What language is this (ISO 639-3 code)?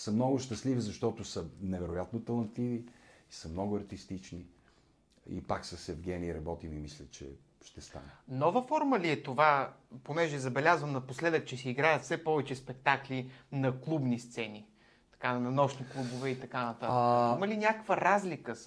bul